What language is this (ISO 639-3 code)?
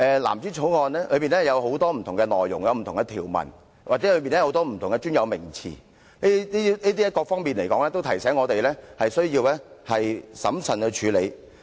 yue